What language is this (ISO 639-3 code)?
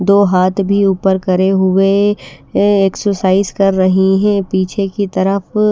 hin